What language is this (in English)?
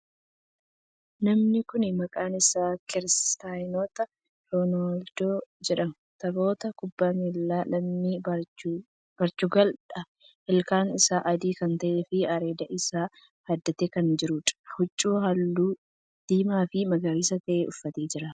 Oromo